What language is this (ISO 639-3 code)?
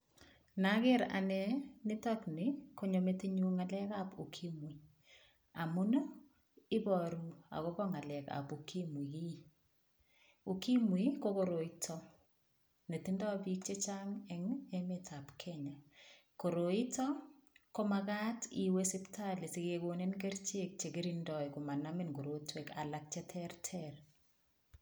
kln